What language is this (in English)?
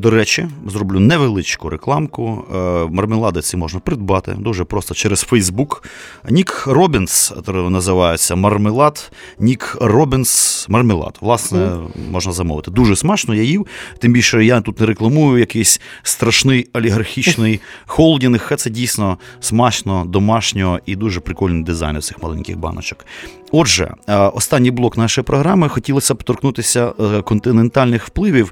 Ukrainian